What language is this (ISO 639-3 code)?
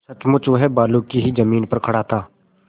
hin